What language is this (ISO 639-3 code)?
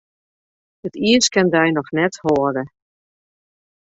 fry